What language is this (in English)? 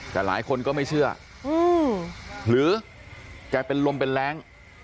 Thai